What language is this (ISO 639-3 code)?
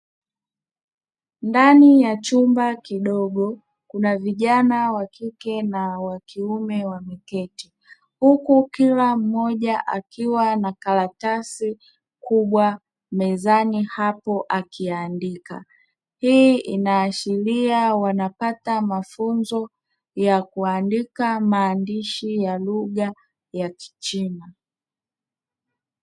swa